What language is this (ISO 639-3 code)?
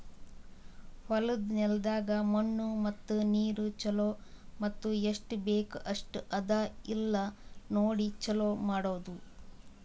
kan